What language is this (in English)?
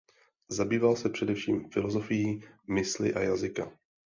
Czech